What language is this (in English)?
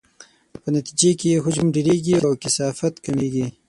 Pashto